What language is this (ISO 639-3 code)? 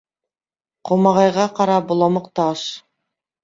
bak